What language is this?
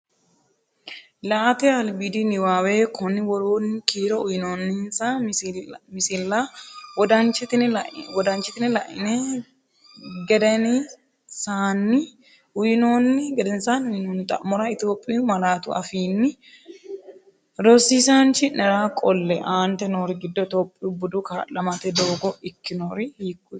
Sidamo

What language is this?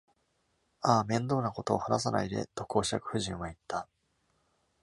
Japanese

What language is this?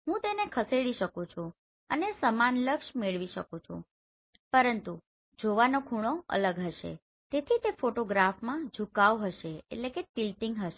Gujarati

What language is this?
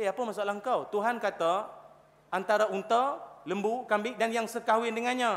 Malay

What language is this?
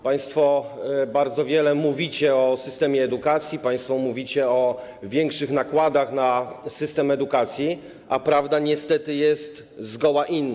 Polish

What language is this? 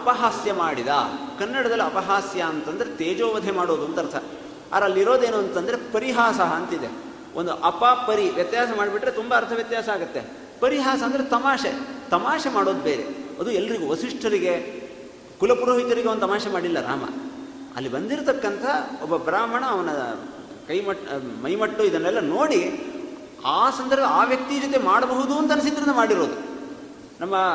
Kannada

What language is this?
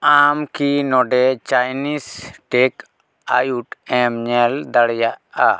Santali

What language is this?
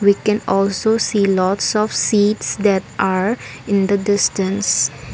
English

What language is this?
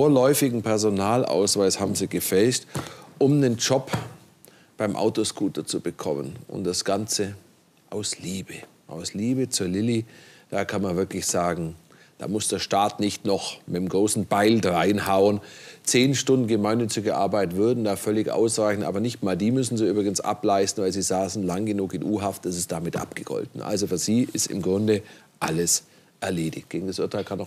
German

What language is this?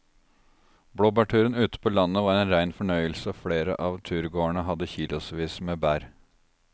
Norwegian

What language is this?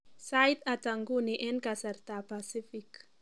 Kalenjin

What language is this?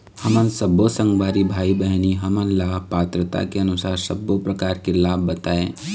Chhattisgarhi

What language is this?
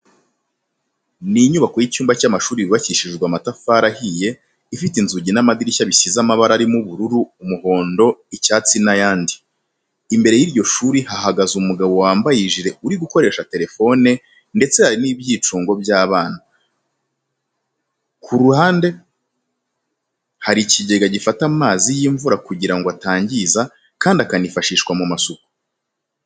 Kinyarwanda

